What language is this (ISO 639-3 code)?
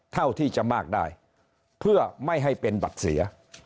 tha